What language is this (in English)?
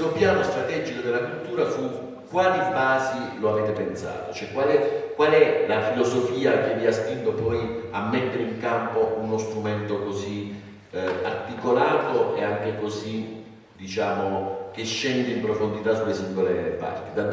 Italian